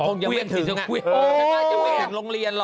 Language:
Thai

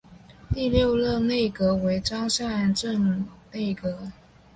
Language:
Chinese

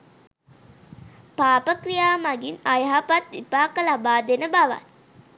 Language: Sinhala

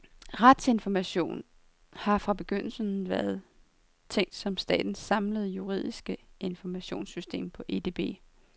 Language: Danish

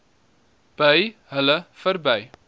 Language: Afrikaans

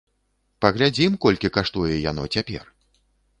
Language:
Belarusian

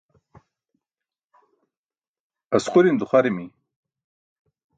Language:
Burushaski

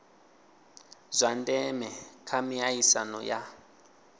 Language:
Venda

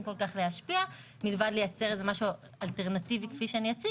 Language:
Hebrew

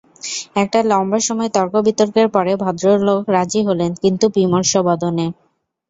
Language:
Bangla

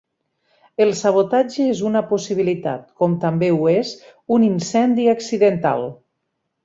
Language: Catalan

